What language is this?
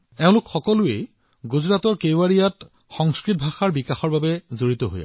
Assamese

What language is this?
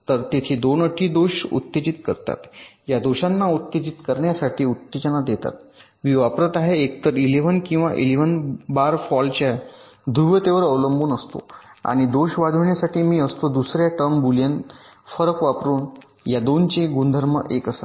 Marathi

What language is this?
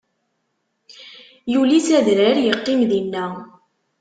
Kabyle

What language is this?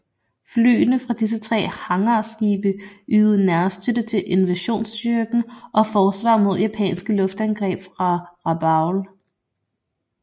Danish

